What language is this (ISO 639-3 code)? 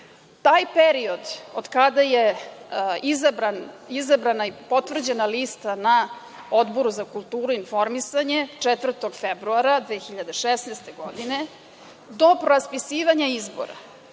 srp